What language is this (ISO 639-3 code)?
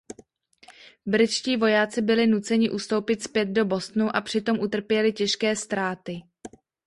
ces